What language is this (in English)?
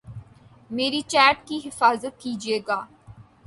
Urdu